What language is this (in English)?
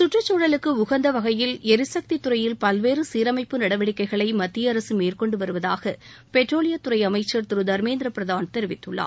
Tamil